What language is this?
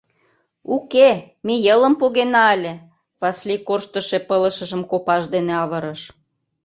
Mari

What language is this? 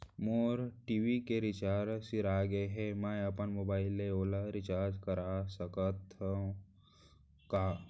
Chhattisgarhi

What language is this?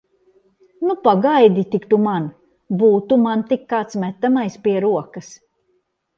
Latvian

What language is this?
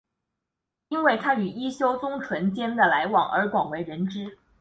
Chinese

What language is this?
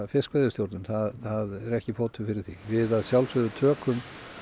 Icelandic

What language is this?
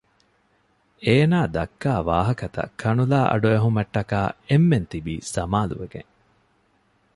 Divehi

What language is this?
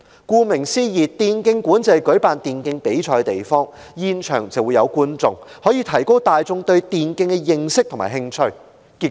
Cantonese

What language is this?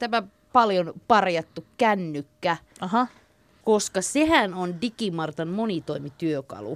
Finnish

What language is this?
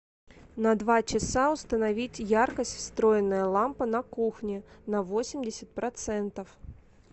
Russian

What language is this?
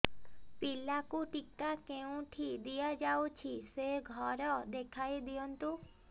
Odia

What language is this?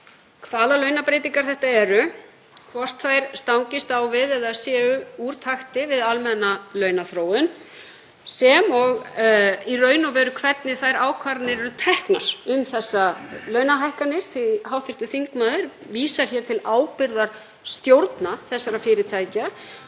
Icelandic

